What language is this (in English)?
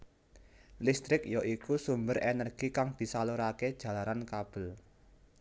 Javanese